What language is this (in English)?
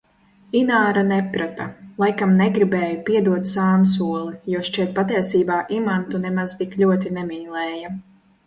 Latvian